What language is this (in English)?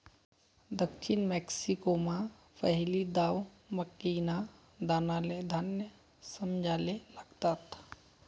Marathi